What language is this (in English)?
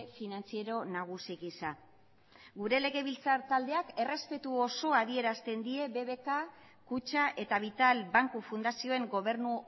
Basque